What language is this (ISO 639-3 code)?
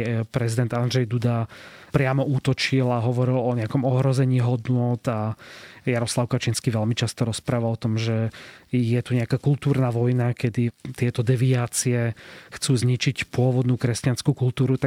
slk